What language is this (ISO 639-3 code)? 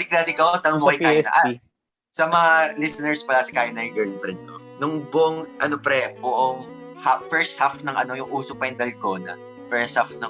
fil